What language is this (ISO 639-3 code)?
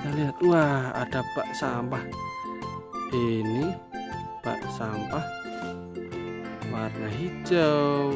ind